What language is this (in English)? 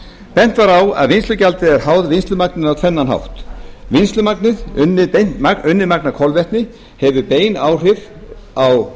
Icelandic